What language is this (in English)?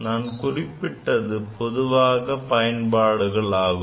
Tamil